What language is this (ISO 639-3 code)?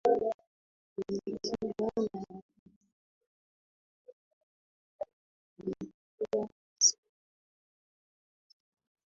swa